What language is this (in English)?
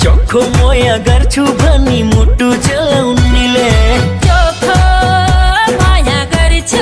Nepali